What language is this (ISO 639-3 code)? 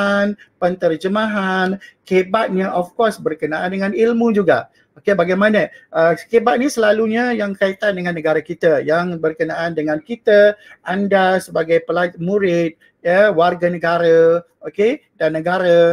msa